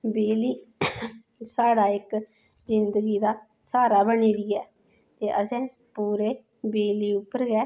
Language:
Dogri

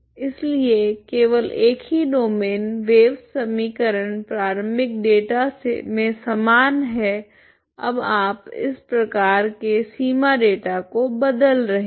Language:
Hindi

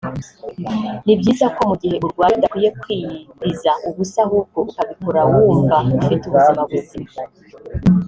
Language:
Kinyarwanda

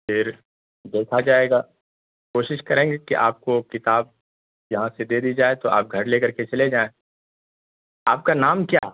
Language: Urdu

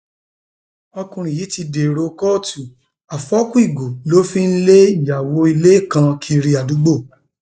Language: Yoruba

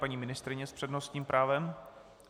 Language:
Czech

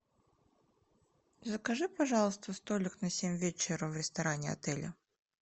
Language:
Russian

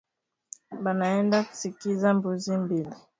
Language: Swahili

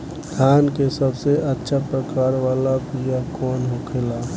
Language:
Bhojpuri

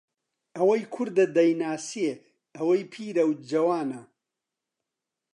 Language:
Central Kurdish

